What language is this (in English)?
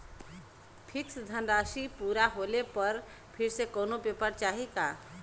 Bhojpuri